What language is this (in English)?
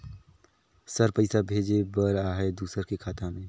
Chhattisgarhi